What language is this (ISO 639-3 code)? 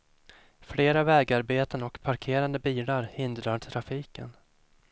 swe